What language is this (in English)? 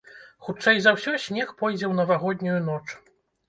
Belarusian